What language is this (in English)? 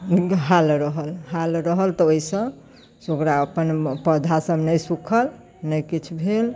Maithili